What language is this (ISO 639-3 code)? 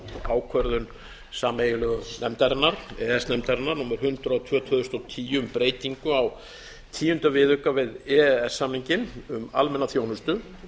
isl